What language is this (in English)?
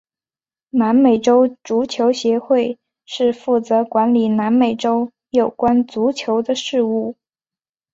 Chinese